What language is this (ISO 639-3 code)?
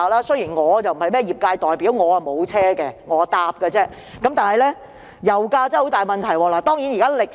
yue